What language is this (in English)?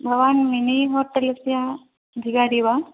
Sanskrit